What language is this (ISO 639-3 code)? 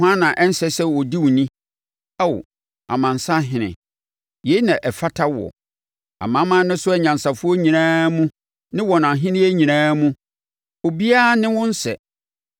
aka